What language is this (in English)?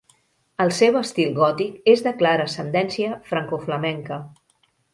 Catalan